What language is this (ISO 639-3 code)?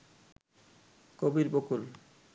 ben